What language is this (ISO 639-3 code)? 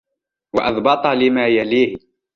ara